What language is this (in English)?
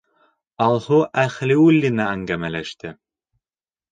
Bashkir